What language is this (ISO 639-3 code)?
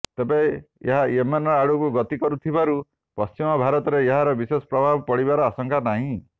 ori